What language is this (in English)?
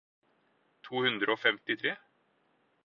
Norwegian Bokmål